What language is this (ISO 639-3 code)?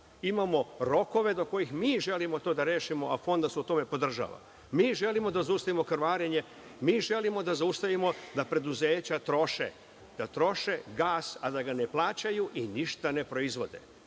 srp